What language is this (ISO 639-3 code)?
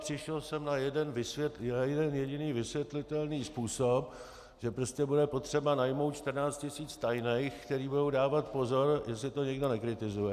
ces